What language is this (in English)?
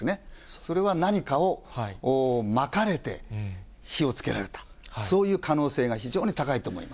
Japanese